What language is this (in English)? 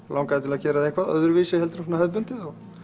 Icelandic